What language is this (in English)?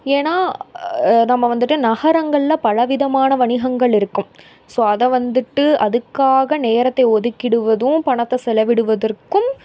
Tamil